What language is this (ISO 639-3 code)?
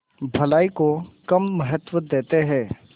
hin